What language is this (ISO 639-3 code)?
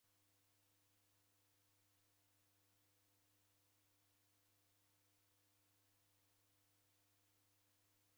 dav